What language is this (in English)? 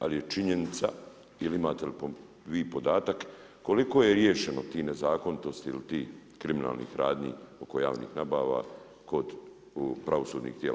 Croatian